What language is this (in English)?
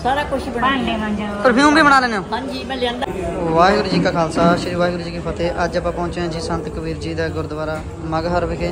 Punjabi